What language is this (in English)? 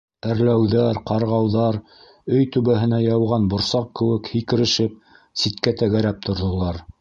Bashkir